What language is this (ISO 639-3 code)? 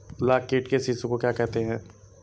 hin